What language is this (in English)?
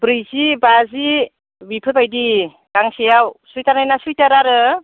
Bodo